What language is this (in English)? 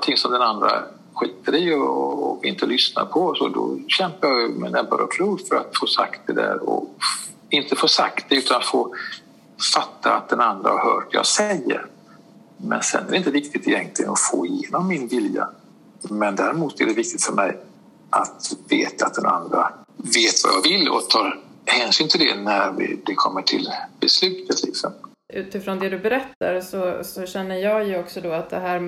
Swedish